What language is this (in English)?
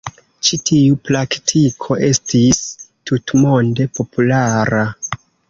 Esperanto